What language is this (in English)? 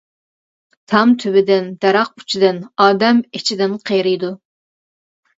Uyghur